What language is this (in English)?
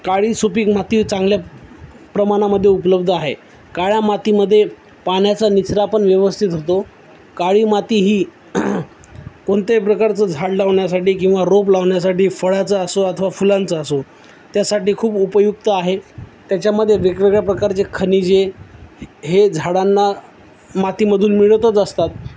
Marathi